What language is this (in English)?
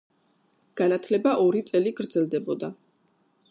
Georgian